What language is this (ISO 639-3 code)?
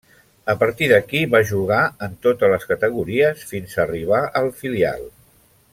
cat